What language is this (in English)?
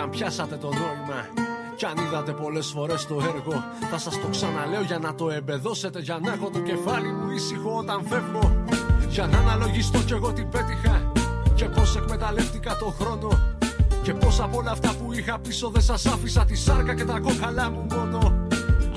Greek